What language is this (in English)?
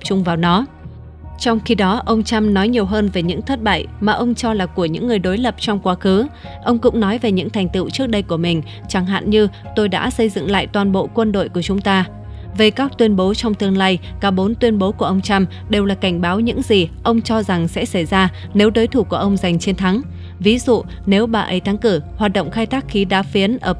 Vietnamese